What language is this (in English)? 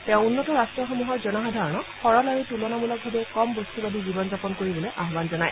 Assamese